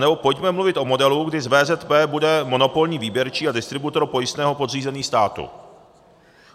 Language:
Czech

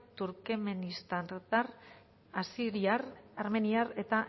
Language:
Basque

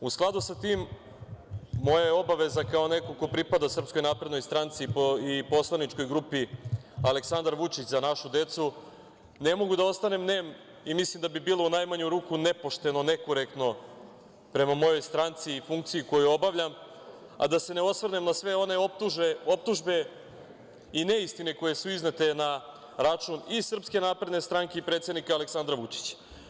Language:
Serbian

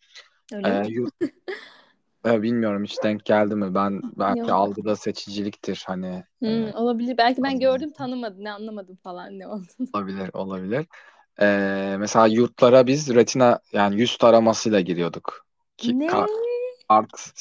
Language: Turkish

